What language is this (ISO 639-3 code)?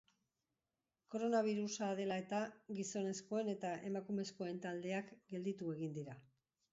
eus